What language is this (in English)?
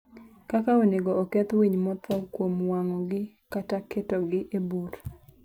Luo (Kenya and Tanzania)